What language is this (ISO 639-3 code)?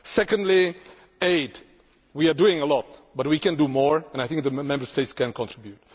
eng